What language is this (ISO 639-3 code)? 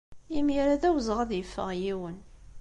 kab